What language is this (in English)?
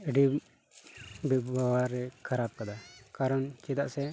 Santali